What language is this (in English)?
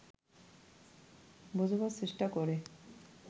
Bangla